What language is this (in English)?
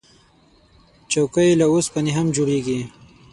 Pashto